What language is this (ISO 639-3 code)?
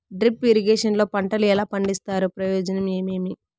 tel